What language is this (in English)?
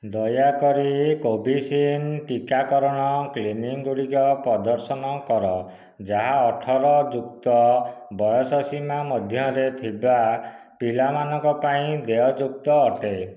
Odia